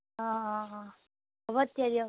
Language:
Assamese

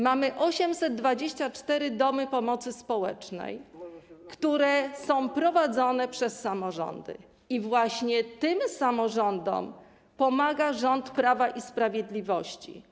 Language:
Polish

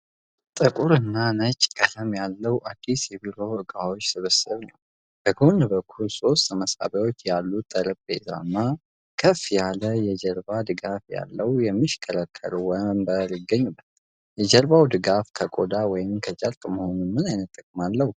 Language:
Amharic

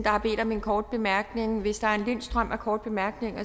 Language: Danish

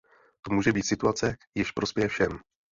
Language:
Czech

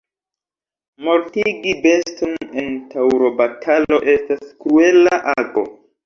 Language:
Esperanto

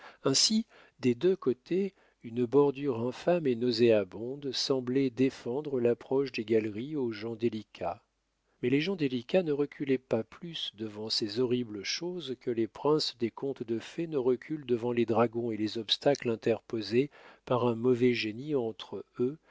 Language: French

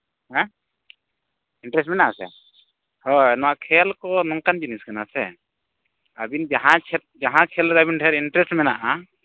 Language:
Santali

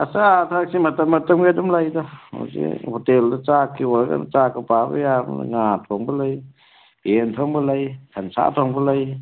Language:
Manipuri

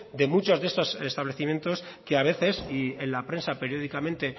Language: Spanish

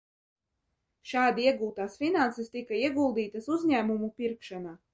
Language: Latvian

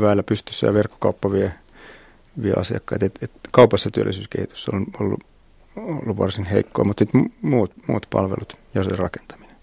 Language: Finnish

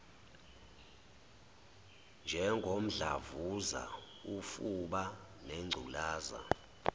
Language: Zulu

